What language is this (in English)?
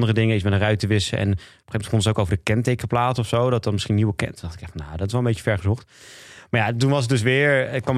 Dutch